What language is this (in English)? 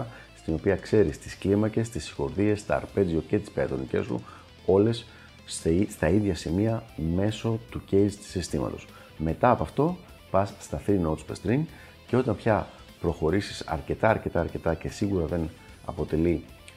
Greek